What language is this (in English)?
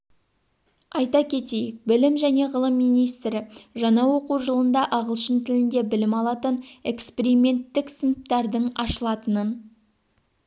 Kazakh